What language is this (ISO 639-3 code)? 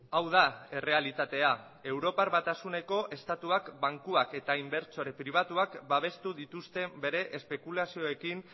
eus